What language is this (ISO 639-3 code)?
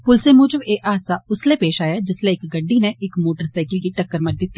doi